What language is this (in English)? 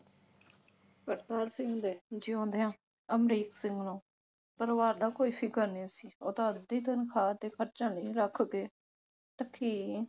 Punjabi